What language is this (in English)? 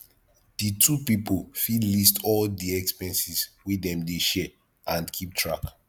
Nigerian Pidgin